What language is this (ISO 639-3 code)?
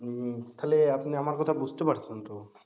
ben